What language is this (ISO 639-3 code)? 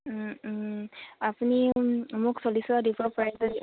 asm